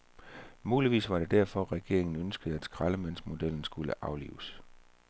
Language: Danish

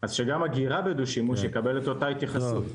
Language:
Hebrew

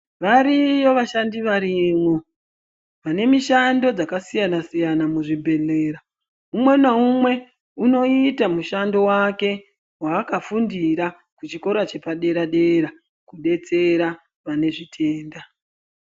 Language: Ndau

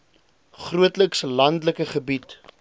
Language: Afrikaans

